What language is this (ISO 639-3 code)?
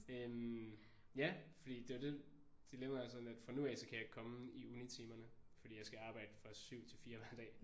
dan